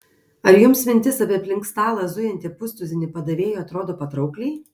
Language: Lithuanian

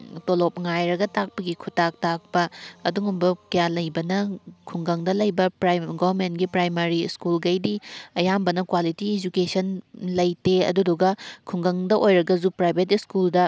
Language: Manipuri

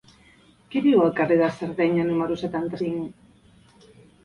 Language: Catalan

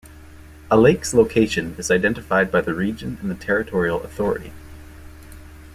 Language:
English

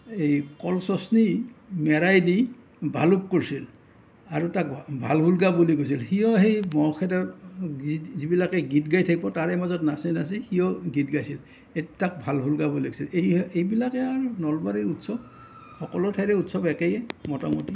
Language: Assamese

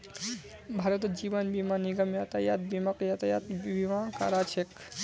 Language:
Magahi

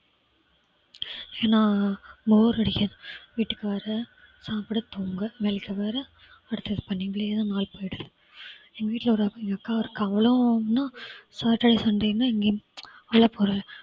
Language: Tamil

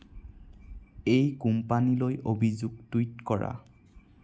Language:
Assamese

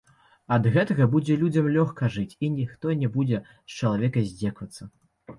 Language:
Belarusian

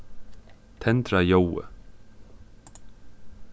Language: Faroese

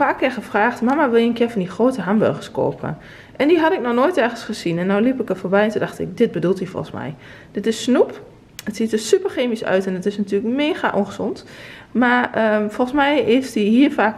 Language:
Dutch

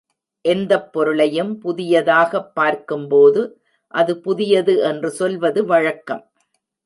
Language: Tamil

